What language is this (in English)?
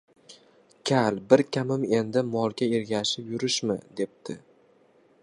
Uzbek